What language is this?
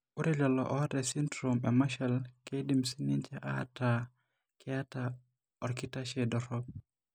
Masai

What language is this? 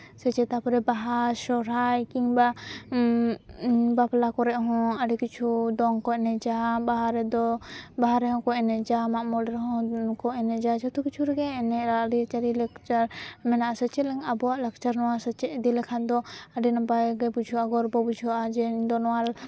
Santali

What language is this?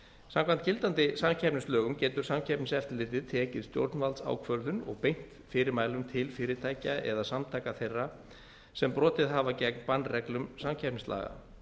Icelandic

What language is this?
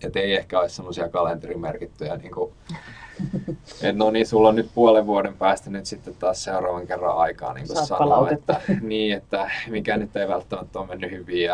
Finnish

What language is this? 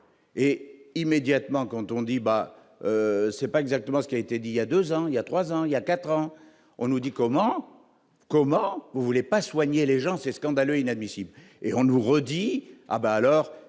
French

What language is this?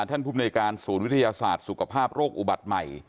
Thai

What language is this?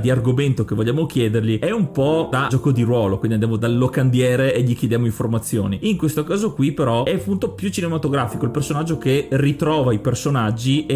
Italian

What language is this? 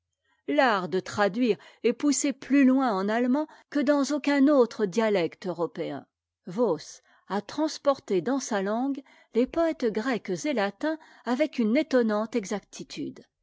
French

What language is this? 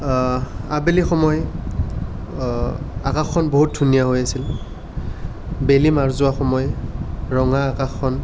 Assamese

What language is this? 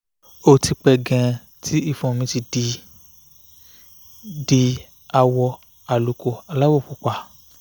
Yoruba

